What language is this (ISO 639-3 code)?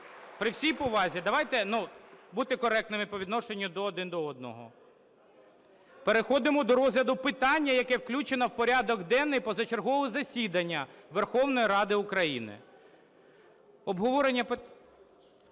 ukr